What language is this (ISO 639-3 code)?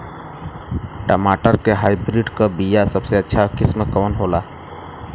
bho